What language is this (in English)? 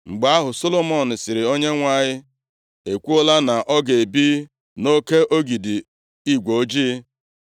Igbo